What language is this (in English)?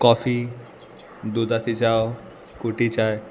Konkani